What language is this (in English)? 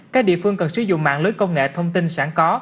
Vietnamese